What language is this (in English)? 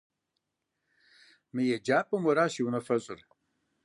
Kabardian